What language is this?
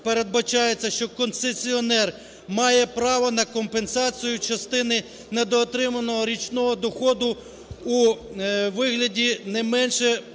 Ukrainian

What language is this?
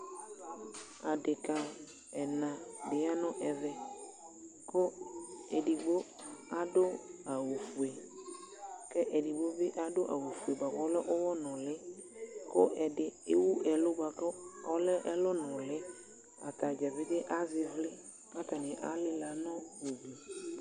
Ikposo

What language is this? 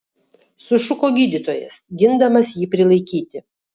Lithuanian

